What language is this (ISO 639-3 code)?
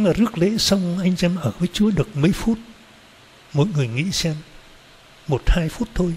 vie